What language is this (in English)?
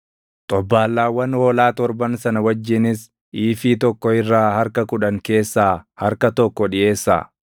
Oromo